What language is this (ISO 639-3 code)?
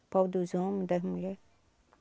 por